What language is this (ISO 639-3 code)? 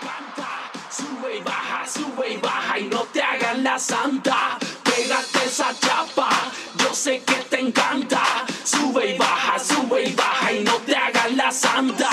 pol